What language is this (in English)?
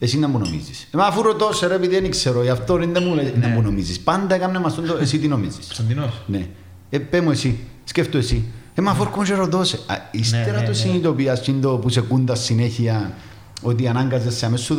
Greek